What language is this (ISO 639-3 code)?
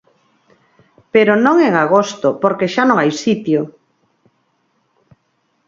glg